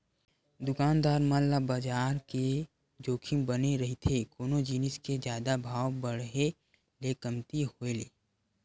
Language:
Chhattisgarhi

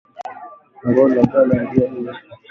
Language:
Swahili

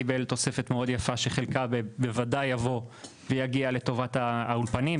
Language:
Hebrew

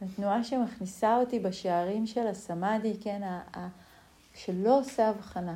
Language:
Hebrew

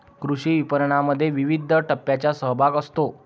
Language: Marathi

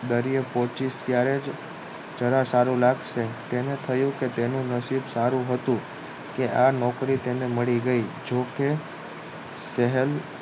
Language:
Gujarati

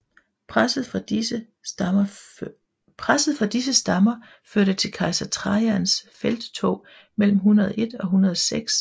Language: Danish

